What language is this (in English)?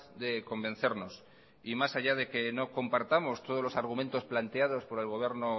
Spanish